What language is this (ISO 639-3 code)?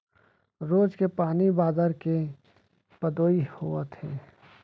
hne